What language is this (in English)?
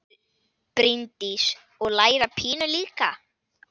Icelandic